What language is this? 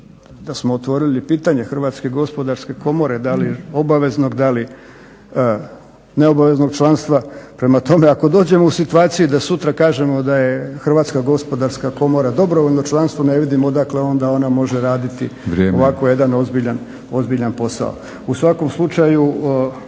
Croatian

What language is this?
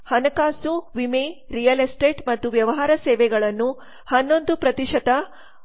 Kannada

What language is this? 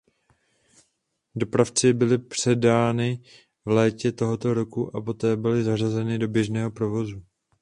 Czech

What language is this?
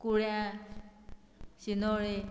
Konkani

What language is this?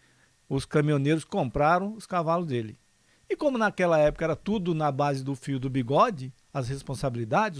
Portuguese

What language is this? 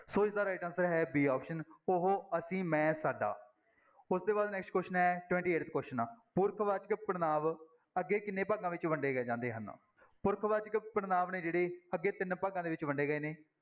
Punjabi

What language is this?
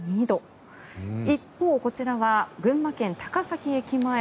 Japanese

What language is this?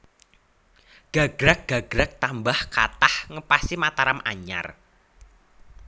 Javanese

